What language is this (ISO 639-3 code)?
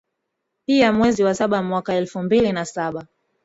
swa